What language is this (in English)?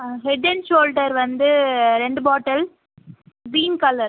Tamil